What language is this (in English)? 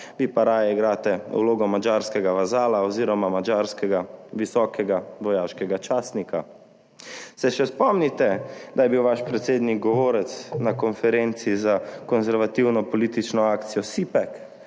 Slovenian